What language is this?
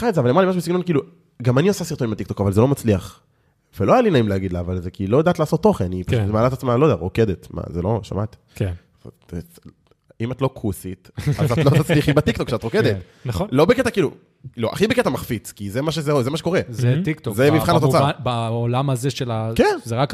Hebrew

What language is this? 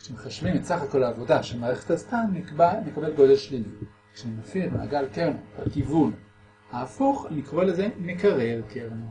Hebrew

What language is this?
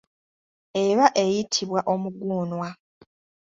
Ganda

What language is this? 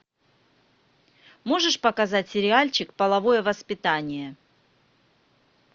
Russian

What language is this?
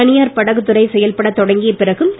Tamil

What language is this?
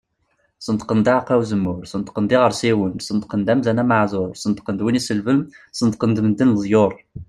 Kabyle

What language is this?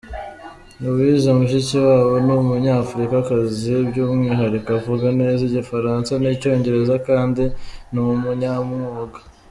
Kinyarwanda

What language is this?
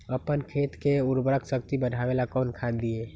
Magahi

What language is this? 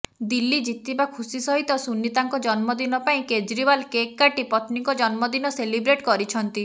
Odia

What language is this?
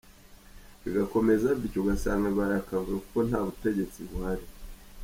Kinyarwanda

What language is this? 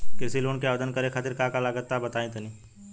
Bhojpuri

